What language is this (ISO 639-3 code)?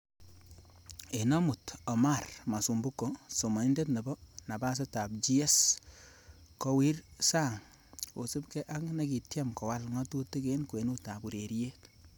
kln